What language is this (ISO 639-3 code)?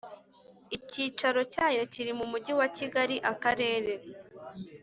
kin